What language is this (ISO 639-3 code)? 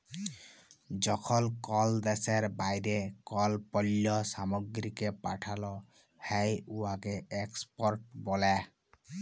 ben